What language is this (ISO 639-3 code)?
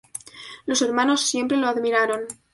spa